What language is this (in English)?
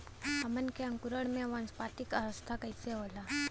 Bhojpuri